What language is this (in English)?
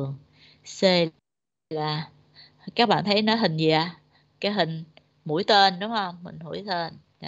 Vietnamese